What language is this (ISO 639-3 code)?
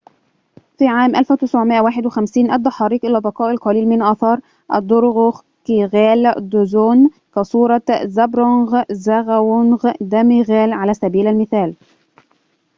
ara